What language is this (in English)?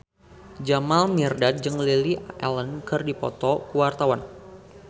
Sundanese